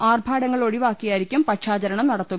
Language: Malayalam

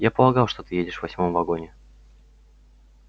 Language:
Russian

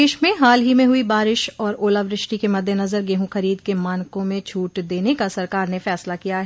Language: Hindi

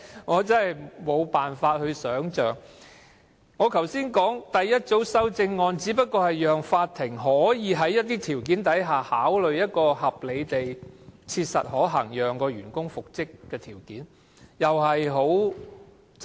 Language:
Cantonese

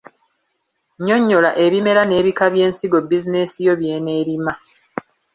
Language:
Ganda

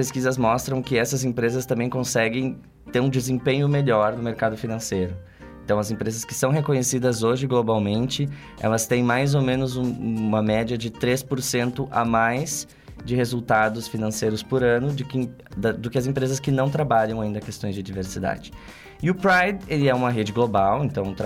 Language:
Portuguese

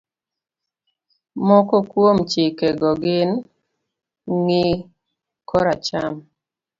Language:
Luo (Kenya and Tanzania)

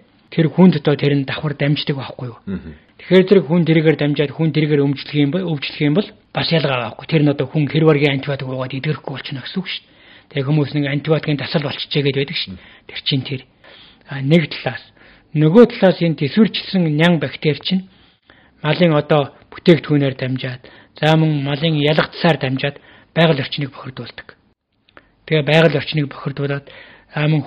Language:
Romanian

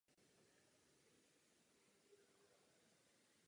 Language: Czech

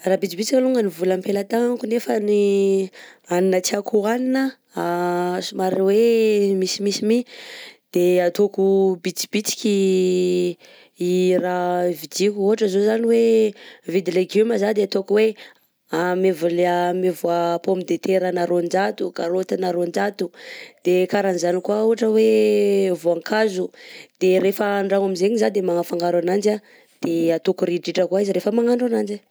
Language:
Southern Betsimisaraka Malagasy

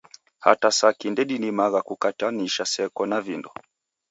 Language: Taita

